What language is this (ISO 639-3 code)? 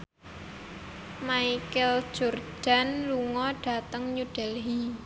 jav